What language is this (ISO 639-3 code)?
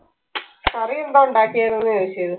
mal